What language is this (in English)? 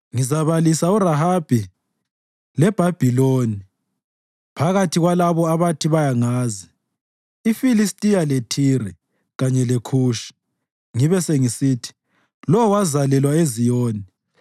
North Ndebele